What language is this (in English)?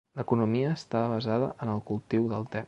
Catalan